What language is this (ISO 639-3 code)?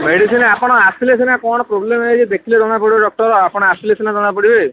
ori